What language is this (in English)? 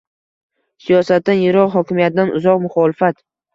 Uzbek